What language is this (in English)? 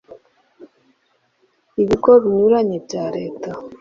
Kinyarwanda